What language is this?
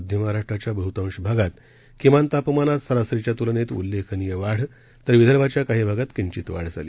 Marathi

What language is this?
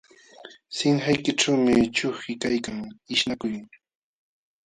Jauja Wanca Quechua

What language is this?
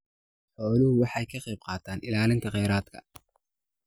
Somali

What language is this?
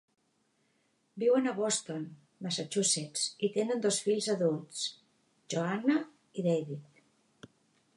Catalan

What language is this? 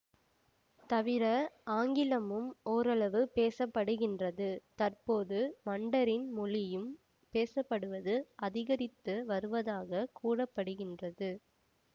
Tamil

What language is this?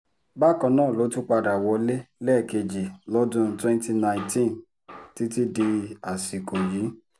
Yoruba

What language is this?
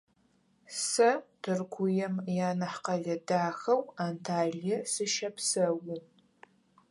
Adyghe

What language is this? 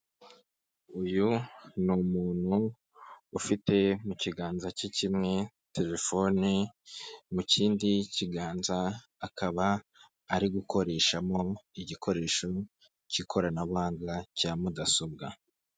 Kinyarwanda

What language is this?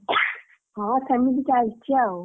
Odia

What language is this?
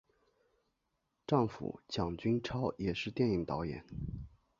Chinese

